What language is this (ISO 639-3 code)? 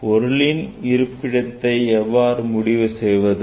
tam